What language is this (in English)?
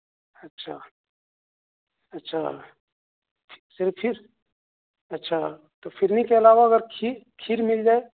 Urdu